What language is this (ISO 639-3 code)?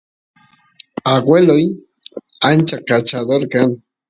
qus